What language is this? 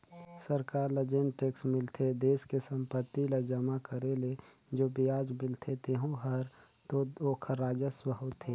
Chhattisgarhi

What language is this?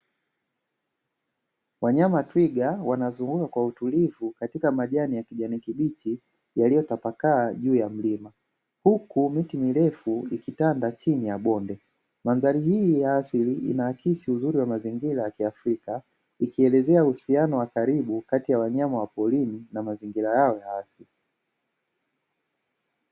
Swahili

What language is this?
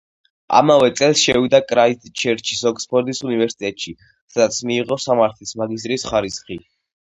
Georgian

